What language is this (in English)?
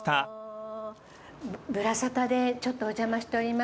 Japanese